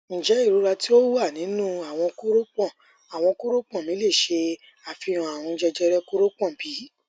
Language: Yoruba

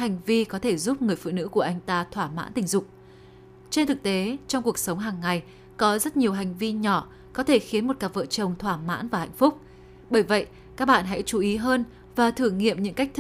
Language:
Vietnamese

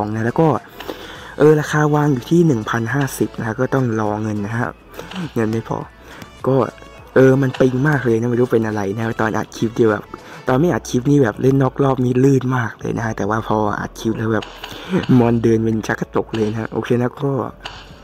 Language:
Thai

